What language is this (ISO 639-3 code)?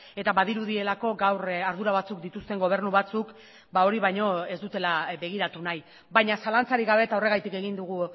eus